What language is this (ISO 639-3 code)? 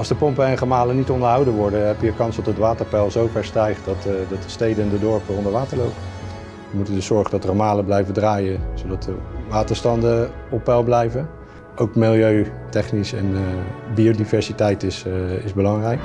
nld